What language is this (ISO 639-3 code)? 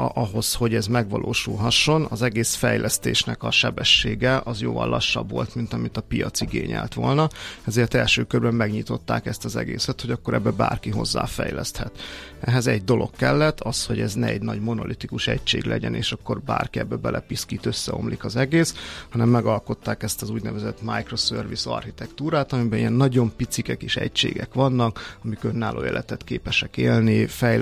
hun